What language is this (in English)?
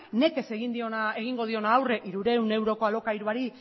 Basque